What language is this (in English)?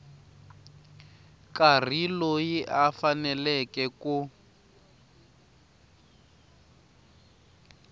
Tsonga